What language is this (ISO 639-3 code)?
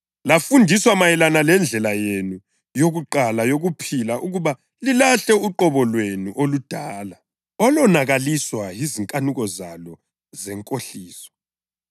nde